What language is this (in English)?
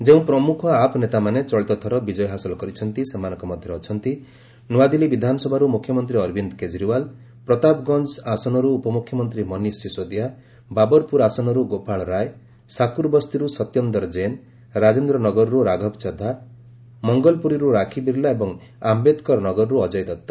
Odia